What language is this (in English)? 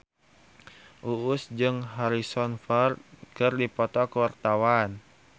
Sundanese